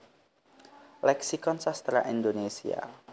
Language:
Javanese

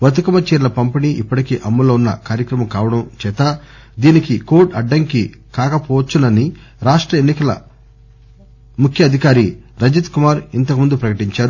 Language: Telugu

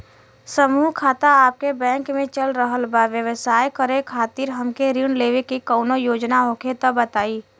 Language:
Bhojpuri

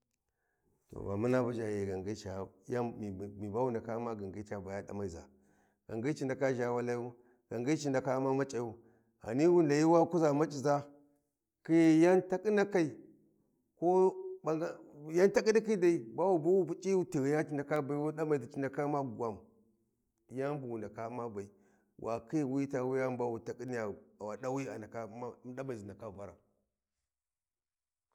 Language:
Warji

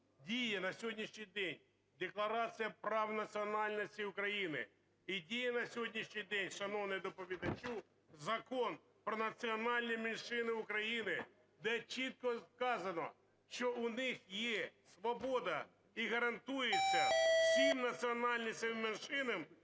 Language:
Ukrainian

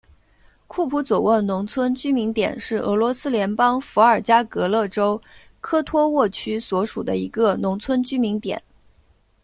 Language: Chinese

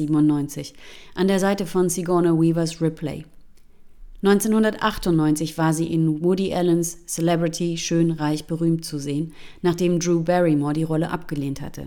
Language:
German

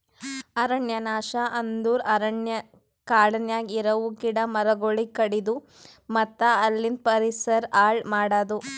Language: Kannada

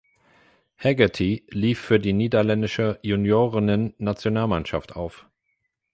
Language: German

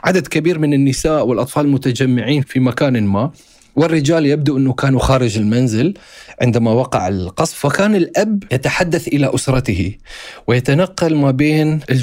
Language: Arabic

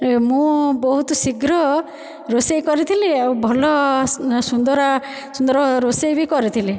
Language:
Odia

